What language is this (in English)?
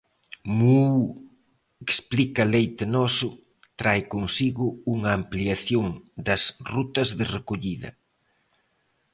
Galician